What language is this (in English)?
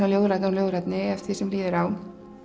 Icelandic